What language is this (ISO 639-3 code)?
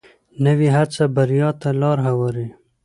pus